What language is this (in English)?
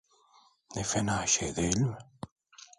Turkish